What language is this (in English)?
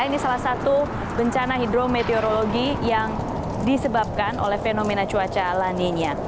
Indonesian